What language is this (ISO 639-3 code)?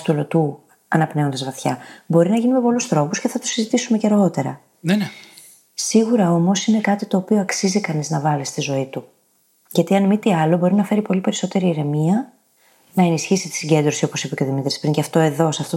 ell